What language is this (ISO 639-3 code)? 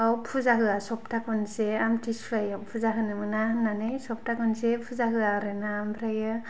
brx